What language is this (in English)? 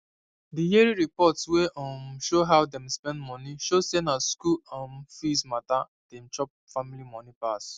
Nigerian Pidgin